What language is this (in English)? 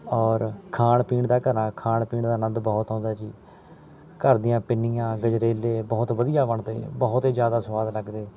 Punjabi